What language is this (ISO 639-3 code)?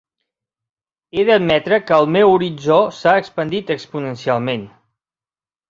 cat